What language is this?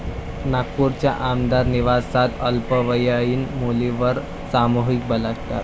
Marathi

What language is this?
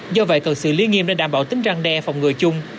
Vietnamese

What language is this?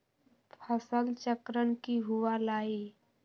Magahi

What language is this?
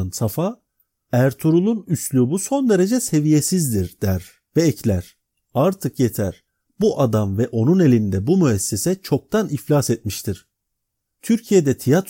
Turkish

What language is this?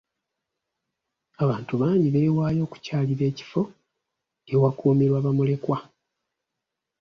Ganda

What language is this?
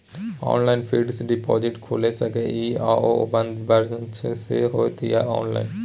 Maithili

